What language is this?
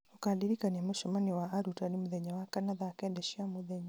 Kikuyu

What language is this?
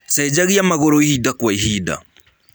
Kikuyu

